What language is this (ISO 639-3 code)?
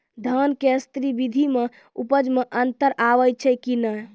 mai